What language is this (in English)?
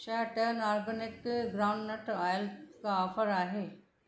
Sindhi